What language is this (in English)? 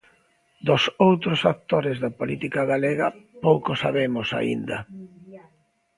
Galician